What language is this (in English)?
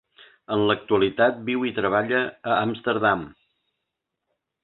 Catalan